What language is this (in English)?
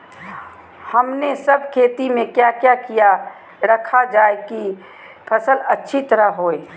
Magahi